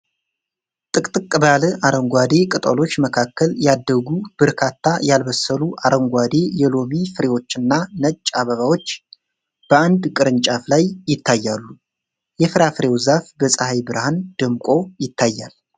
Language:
Amharic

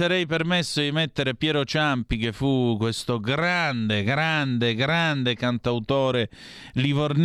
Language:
Italian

